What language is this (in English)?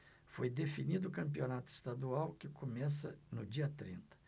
Portuguese